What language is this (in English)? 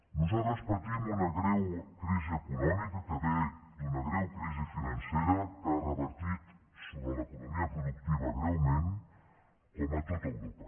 Catalan